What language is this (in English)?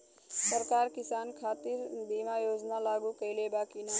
Bhojpuri